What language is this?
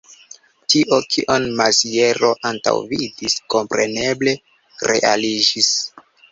Esperanto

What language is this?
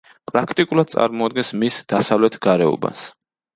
Georgian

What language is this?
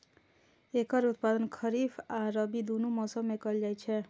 Maithili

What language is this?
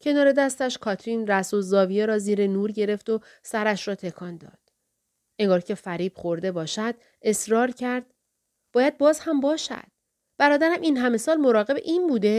Persian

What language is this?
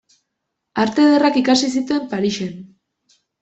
Basque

